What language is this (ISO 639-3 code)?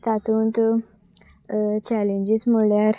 kok